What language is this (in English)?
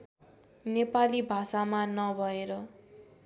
Nepali